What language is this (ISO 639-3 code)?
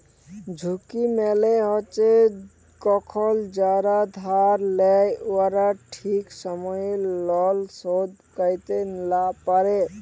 ben